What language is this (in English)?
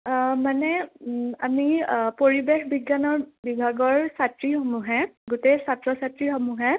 Assamese